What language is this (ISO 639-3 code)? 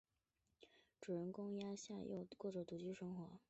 zho